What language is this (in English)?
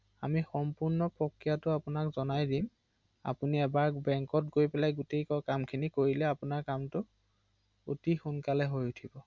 Assamese